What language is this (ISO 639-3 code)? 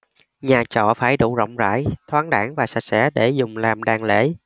vie